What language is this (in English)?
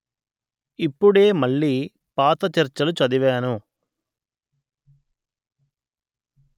Telugu